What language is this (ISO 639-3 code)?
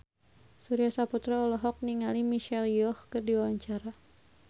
sun